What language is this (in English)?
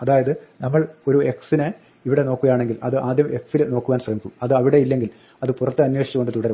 Malayalam